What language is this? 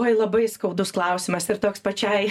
Lithuanian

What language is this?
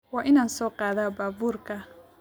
Somali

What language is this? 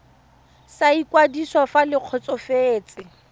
Tswana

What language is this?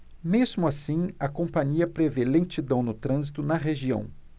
Portuguese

